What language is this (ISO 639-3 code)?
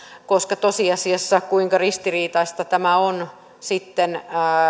fin